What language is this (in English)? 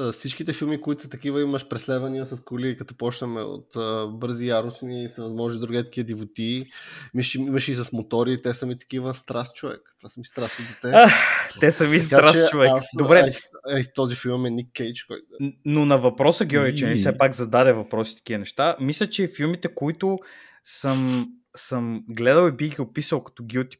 Bulgarian